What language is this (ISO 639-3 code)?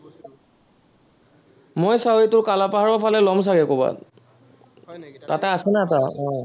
asm